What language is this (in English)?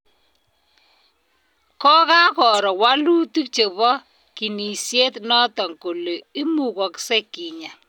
Kalenjin